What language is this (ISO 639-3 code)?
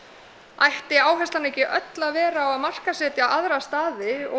isl